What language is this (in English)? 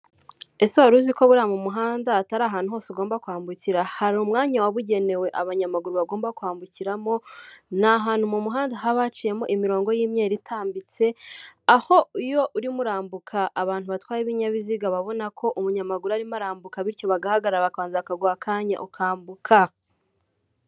Kinyarwanda